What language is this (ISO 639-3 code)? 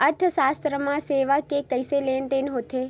hne